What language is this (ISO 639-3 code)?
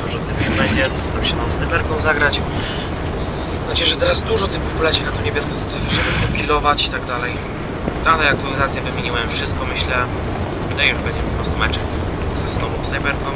pol